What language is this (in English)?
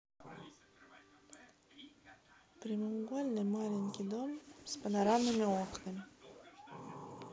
Russian